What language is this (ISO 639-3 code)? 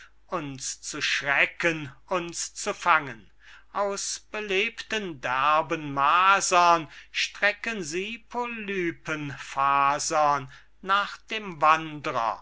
deu